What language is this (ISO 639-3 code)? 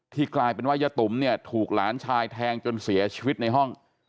tha